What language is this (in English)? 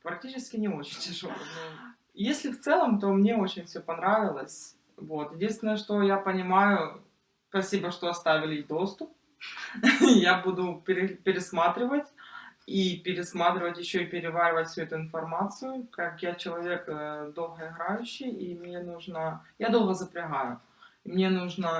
Russian